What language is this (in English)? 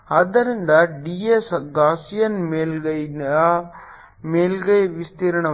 Kannada